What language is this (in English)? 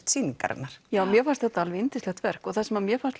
Icelandic